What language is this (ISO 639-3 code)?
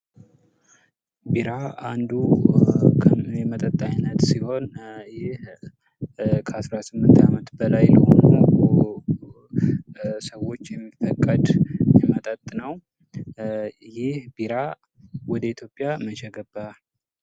amh